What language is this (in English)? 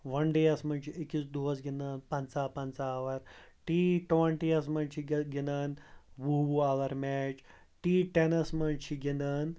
Kashmiri